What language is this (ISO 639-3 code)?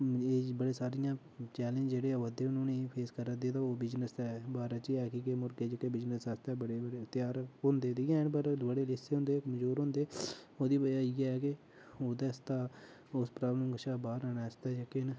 doi